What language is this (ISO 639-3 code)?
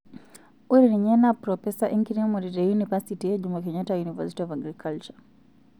mas